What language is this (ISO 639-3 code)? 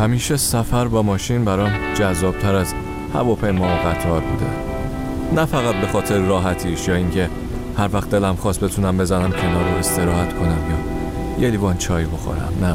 fas